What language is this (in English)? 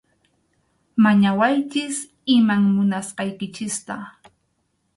Arequipa-La Unión Quechua